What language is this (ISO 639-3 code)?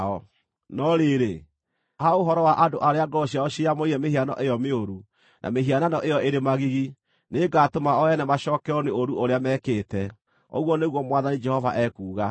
kik